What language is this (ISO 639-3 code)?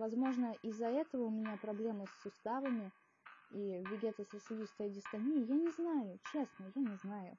rus